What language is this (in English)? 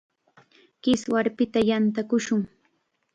Chiquián Ancash Quechua